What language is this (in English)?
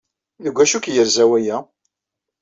Kabyle